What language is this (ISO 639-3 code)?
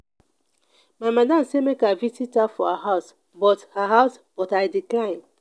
pcm